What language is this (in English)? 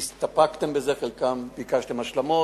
Hebrew